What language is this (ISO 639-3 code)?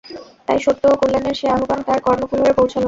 ben